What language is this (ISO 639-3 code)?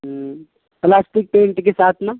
urd